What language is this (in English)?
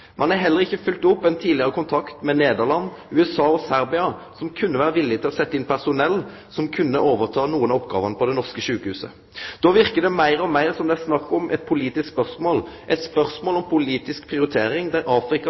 Norwegian Nynorsk